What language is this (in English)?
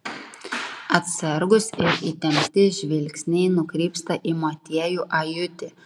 Lithuanian